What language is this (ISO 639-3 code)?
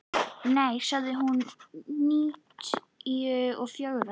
isl